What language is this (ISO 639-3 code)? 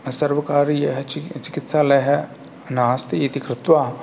san